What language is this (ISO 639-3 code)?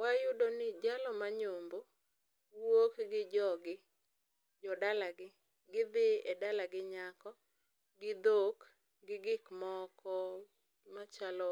luo